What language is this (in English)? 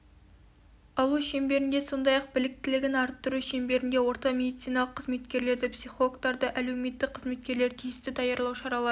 Kazakh